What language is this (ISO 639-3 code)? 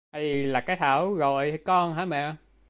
vie